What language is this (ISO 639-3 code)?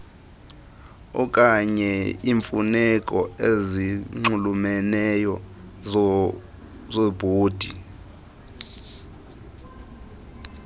xho